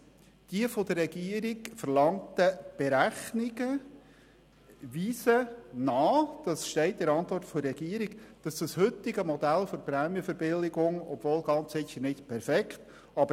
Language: Swiss German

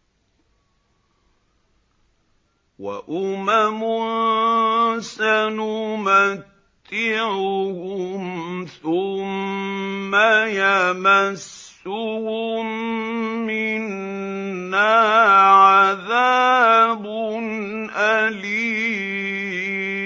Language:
Arabic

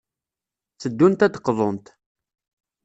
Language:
Kabyle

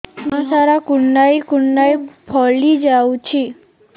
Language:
Odia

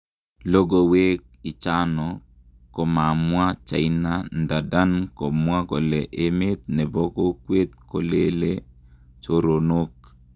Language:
Kalenjin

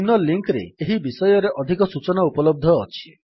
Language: Odia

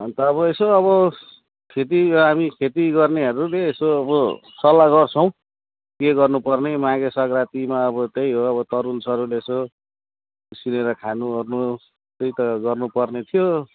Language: Nepali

